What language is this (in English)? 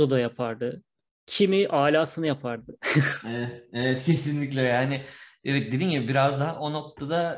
Turkish